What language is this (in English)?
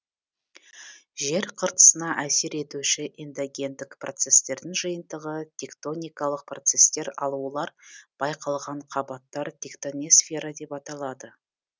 Kazakh